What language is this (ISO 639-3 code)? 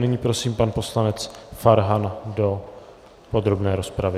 ces